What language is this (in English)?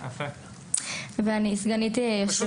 Hebrew